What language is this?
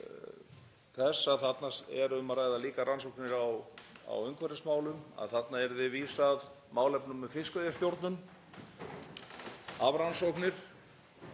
Icelandic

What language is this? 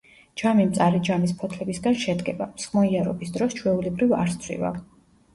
Georgian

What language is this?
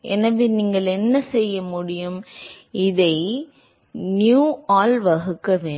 Tamil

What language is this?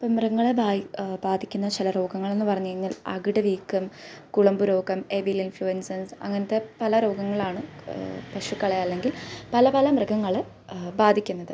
Malayalam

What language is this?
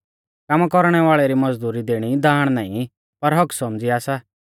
Mahasu Pahari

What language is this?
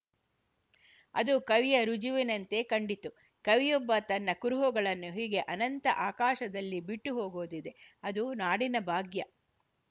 Kannada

